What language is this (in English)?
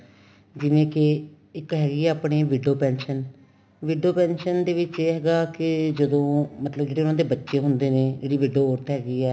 Punjabi